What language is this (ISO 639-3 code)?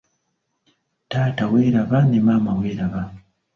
lug